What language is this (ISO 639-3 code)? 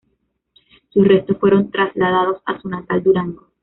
spa